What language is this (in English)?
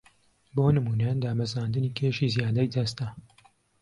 Central Kurdish